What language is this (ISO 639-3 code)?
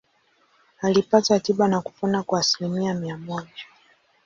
swa